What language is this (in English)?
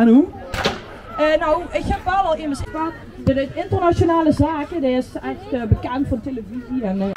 Dutch